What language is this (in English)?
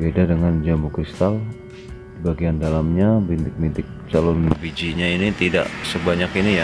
Indonesian